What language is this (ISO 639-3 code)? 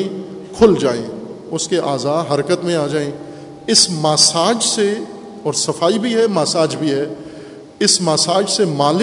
urd